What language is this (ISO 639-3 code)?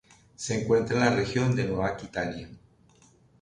spa